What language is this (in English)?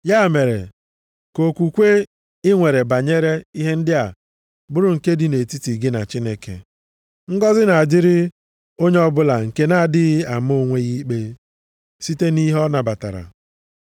Igbo